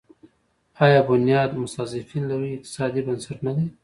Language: Pashto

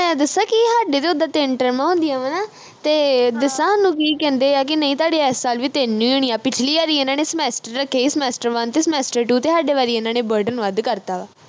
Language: Punjabi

